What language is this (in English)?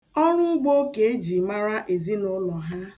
Igbo